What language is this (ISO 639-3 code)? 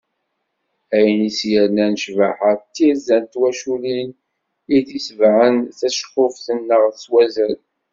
kab